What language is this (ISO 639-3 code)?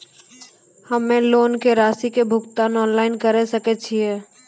mai